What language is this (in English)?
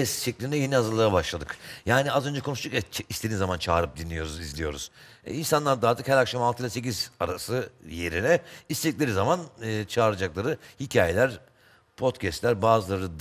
Turkish